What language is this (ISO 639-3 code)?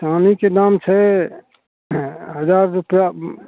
mai